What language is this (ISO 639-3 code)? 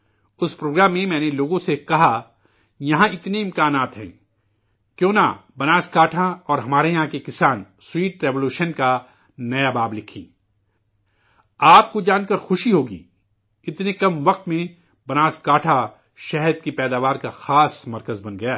urd